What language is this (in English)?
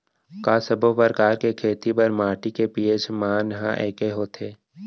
Chhattisgarhi